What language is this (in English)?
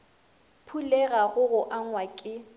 Northern Sotho